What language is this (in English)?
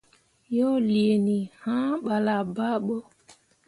Mundang